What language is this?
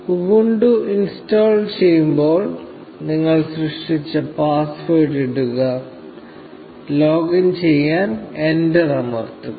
Malayalam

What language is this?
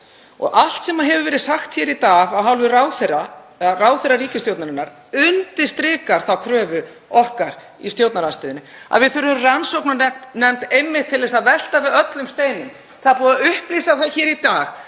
Icelandic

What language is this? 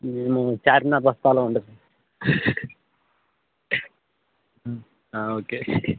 Telugu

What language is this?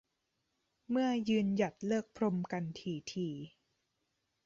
Thai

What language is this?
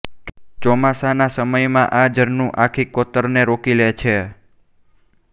Gujarati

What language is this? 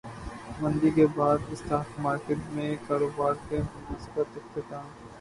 Urdu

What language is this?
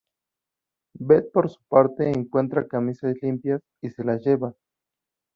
Spanish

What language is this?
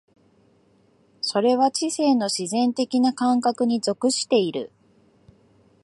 Japanese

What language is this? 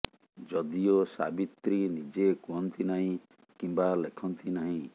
Odia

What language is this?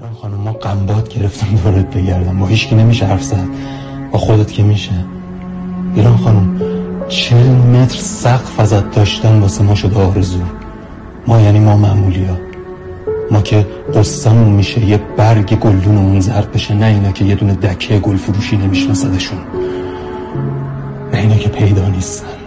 Persian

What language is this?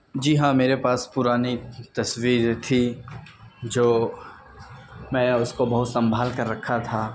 Urdu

